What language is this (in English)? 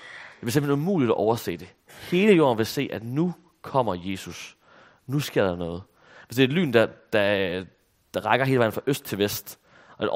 Danish